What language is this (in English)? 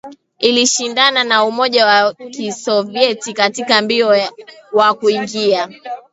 Swahili